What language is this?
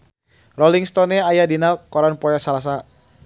Sundanese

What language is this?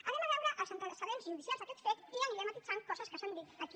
Catalan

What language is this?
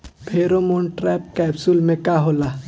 Bhojpuri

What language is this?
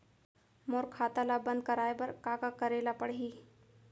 Chhattisgarhi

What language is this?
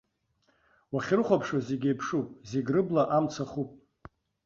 Abkhazian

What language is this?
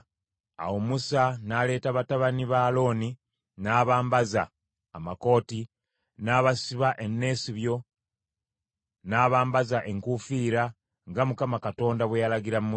Ganda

